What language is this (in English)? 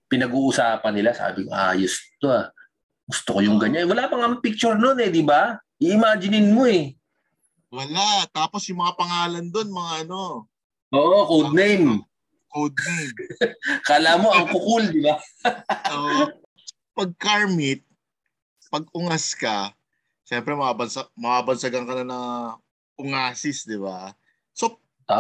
Filipino